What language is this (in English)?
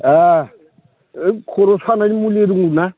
Bodo